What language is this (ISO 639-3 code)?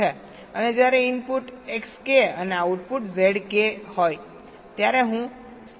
guj